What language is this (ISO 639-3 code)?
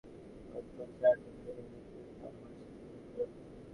ben